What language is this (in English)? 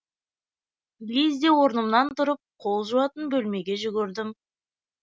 Kazakh